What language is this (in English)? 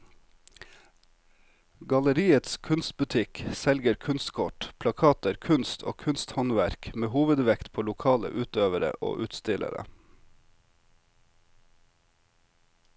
Norwegian